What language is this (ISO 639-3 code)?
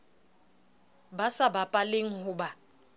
sot